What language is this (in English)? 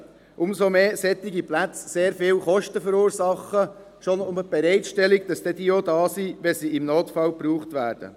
Swiss German